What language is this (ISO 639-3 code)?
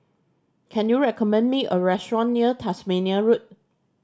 eng